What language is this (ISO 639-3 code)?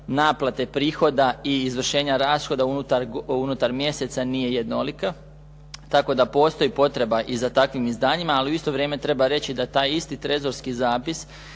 hrv